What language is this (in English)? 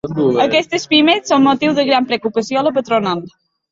Catalan